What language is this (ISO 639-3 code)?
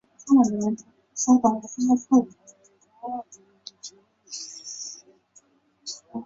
zho